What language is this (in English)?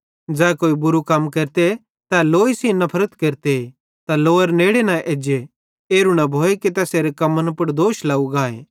Bhadrawahi